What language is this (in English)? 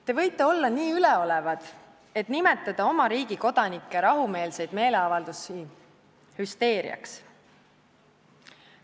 Estonian